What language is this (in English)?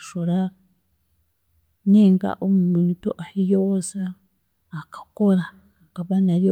Chiga